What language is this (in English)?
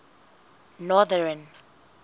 Southern Sotho